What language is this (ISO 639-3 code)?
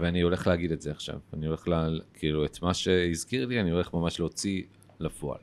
heb